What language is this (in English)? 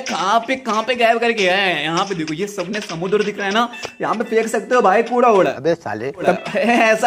Hindi